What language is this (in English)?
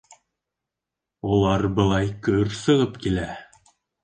Bashkir